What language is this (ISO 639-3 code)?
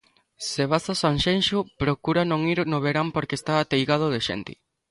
glg